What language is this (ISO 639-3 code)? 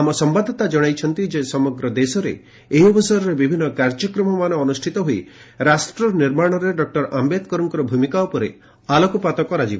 ori